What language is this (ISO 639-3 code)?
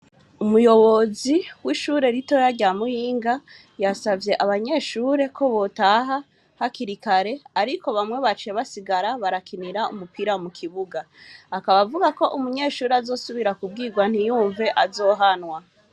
run